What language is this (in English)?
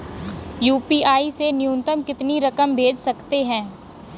Hindi